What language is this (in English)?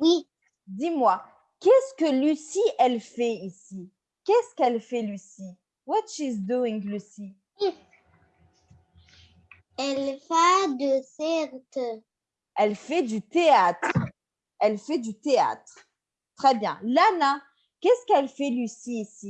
French